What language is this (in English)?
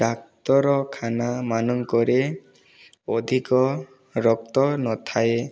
Odia